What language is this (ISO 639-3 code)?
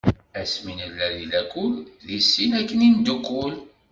kab